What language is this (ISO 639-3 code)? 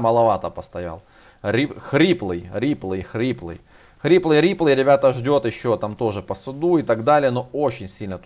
rus